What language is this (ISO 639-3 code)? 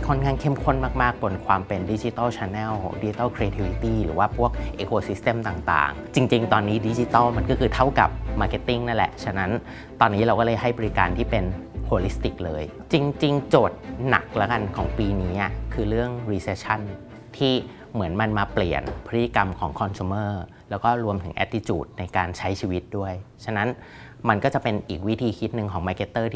tha